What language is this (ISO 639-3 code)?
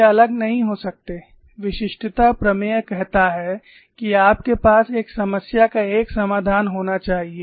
hin